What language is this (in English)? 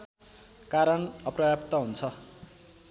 Nepali